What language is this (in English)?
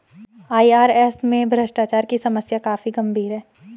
Hindi